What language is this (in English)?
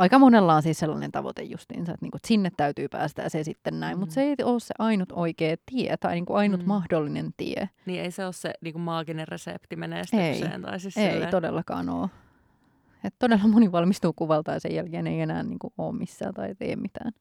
Finnish